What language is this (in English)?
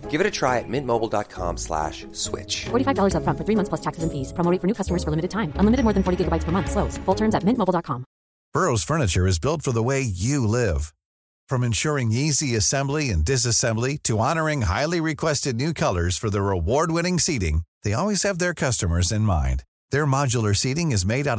Filipino